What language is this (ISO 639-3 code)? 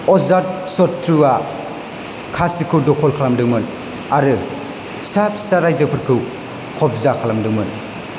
brx